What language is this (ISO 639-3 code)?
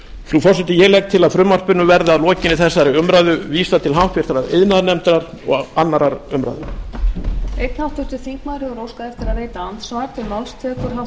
isl